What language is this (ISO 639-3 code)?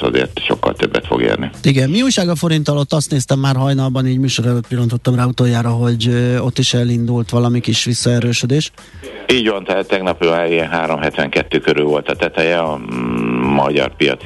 hun